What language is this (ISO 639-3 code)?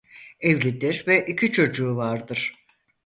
tur